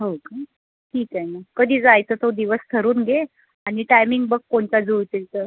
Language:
Marathi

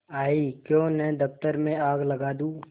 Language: Hindi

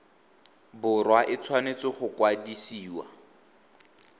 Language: Tswana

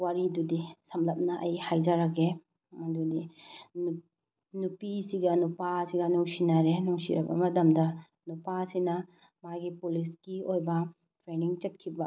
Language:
Manipuri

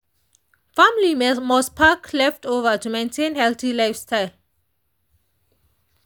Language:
Nigerian Pidgin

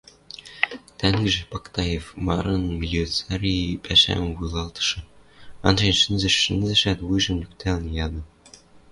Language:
Western Mari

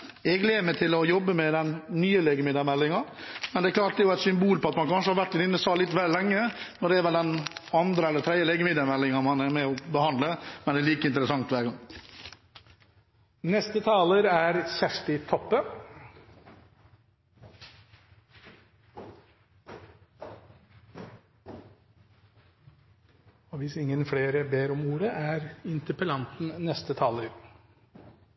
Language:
Norwegian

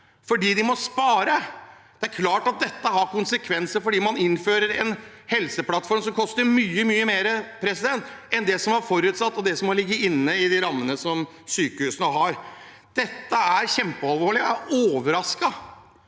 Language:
Norwegian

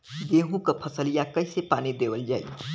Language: Bhojpuri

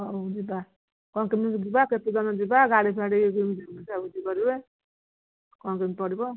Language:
Odia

